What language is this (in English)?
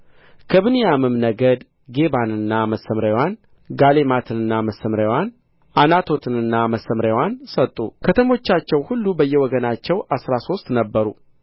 Amharic